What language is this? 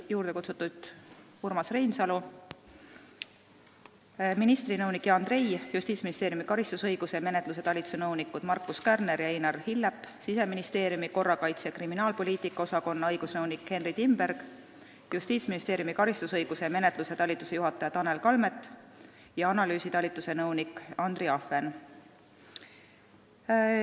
Estonian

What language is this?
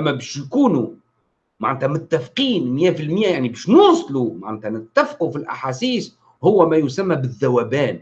Arabic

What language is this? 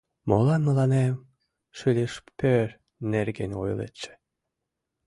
Mari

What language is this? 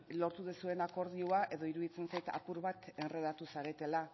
Basque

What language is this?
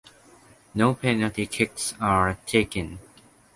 English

